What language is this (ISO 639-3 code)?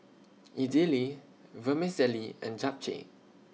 eng